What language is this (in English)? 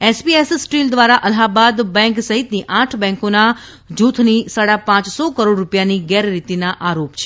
Gujarati